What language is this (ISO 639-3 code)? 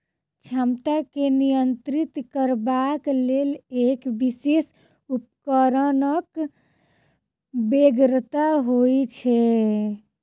mai